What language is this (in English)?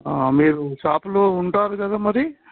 Telugu